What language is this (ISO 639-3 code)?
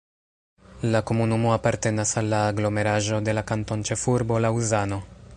epo